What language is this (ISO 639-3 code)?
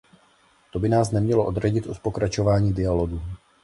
ces